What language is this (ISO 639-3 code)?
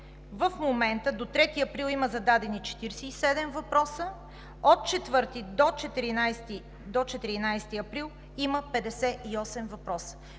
bul